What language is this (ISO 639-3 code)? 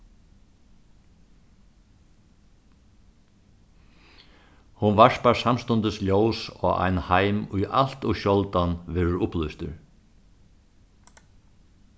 fao